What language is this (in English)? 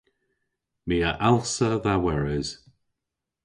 Cornish